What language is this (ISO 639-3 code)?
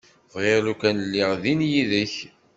kab